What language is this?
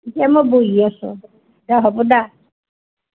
Assamese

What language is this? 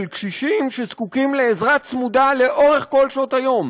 Hebrew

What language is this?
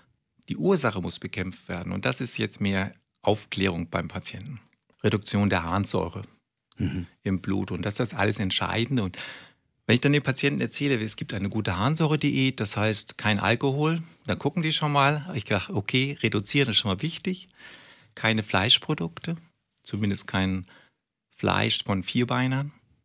German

